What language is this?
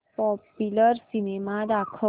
Marathi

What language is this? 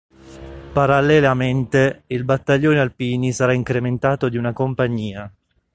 Italian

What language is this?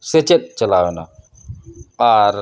Santali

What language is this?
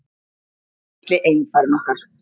Icelandic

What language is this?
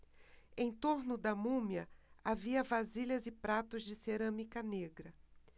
Portuguese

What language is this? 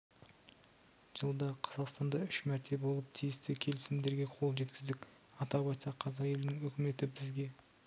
Kazakh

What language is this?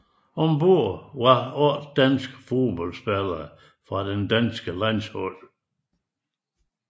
Danish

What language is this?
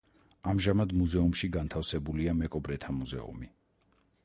Georgian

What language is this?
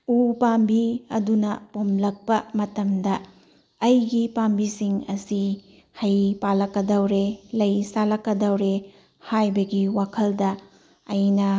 Manipuri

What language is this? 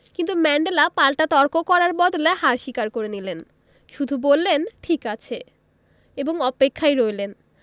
Bangla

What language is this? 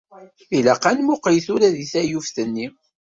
Kabyle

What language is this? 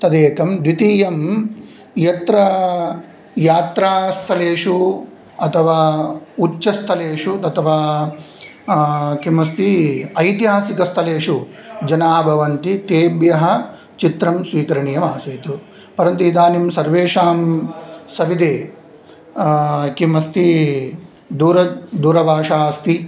Sanskrit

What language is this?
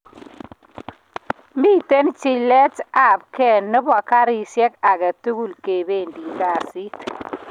Kalenjin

